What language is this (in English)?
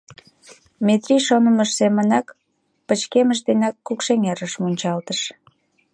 Mari